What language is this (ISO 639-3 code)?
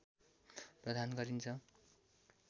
nep